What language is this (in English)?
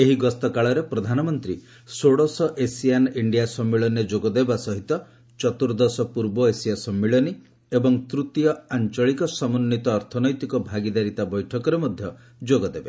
Odia